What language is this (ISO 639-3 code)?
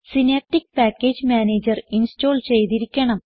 mal